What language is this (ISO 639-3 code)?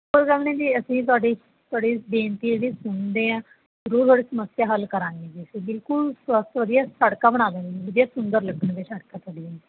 pan